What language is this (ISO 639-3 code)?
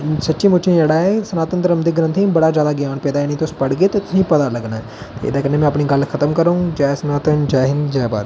doi